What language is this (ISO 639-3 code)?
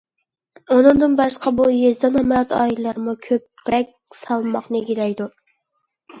uig